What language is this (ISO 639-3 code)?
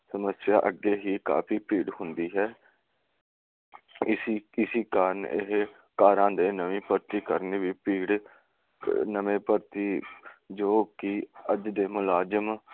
pan